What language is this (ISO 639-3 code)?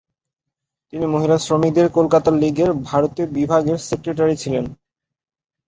ben